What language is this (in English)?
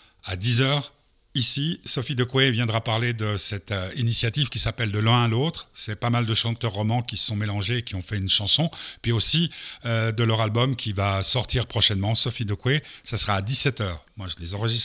French